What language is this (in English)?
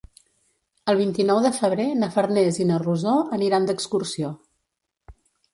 Catalan